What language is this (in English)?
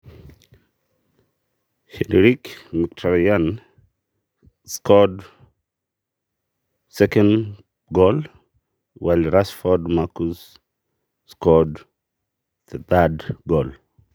Masai